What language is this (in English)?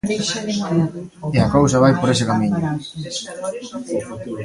Galician